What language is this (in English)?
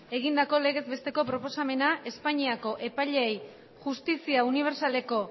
Basque